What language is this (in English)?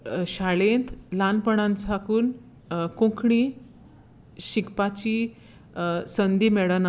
Konkani